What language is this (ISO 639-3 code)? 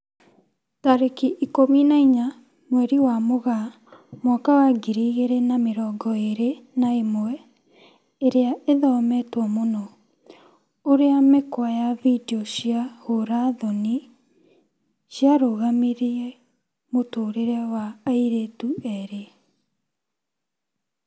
kik